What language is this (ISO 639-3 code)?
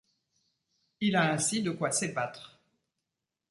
fra